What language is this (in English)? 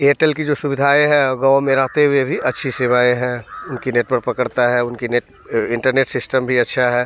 Hindi